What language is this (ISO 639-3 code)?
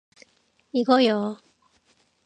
kor